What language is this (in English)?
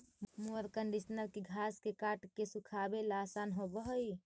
Magahi